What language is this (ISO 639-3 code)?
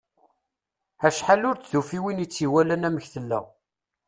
kab